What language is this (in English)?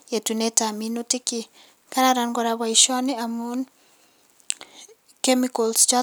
Kalenjin